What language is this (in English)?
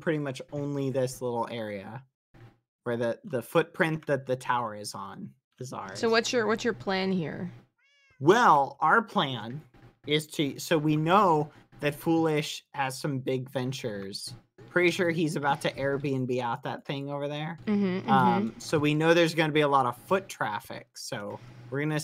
English